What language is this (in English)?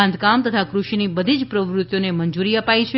Gujarati